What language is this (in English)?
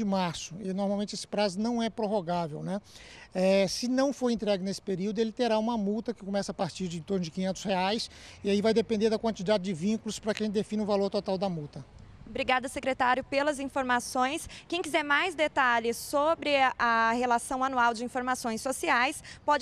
Portuguese